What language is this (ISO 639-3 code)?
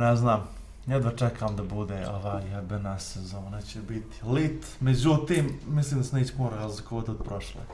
bos